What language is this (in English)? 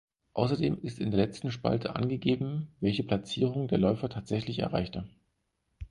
German